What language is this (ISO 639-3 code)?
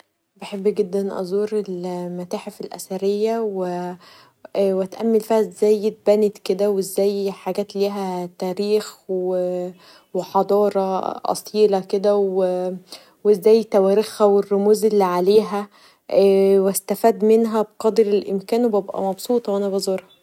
arz